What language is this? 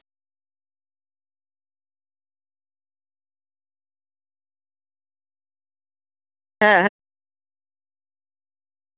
Santali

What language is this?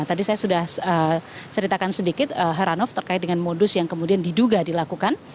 Indonesian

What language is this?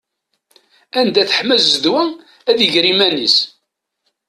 Kabyle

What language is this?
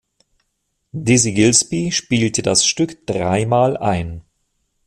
German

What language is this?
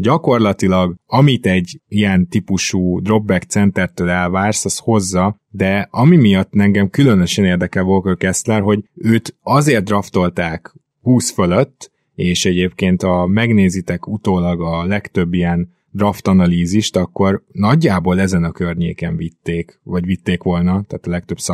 Hungarian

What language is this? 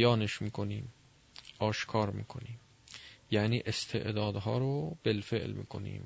Persian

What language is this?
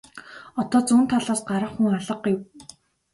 Mongolian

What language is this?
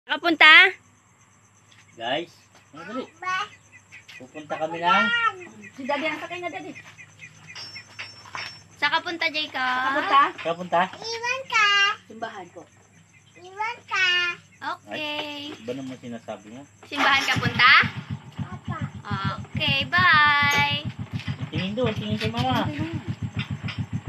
Thai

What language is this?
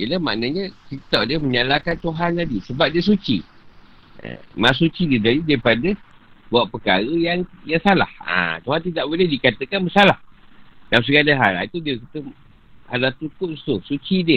Malay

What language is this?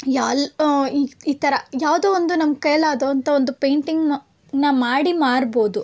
Kannada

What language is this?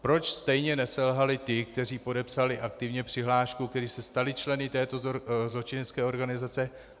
Czech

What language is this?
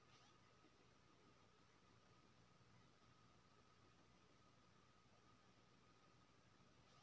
Maithili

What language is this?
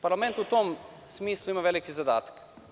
Serbian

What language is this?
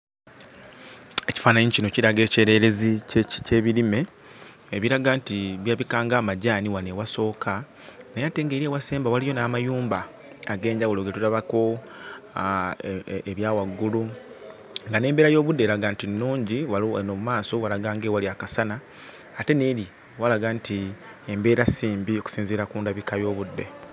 Ganda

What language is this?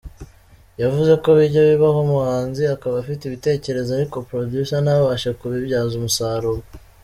Kinyarwanda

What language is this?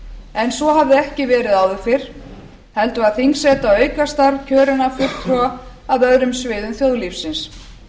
Icelandic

